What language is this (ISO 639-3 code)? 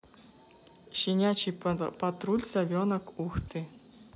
rus